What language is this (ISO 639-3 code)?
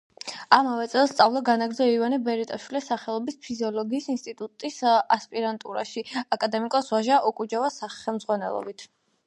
kat